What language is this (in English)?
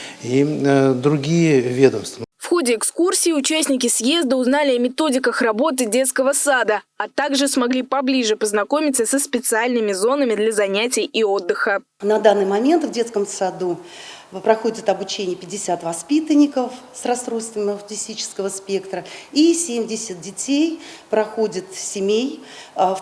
Russian